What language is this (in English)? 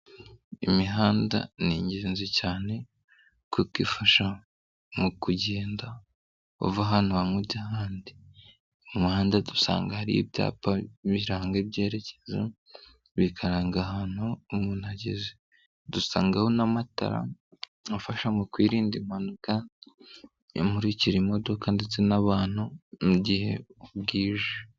Kinyarwanda